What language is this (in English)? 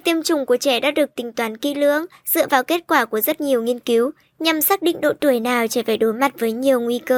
Vietnamese